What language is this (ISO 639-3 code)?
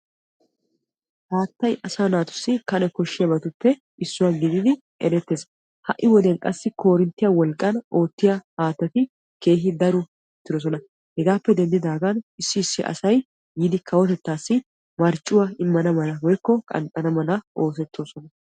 wal